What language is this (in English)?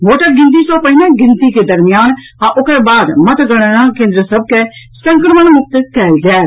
Maithili